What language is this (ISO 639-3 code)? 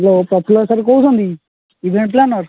ori